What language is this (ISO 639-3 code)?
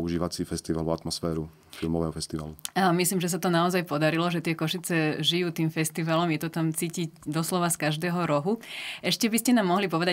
slk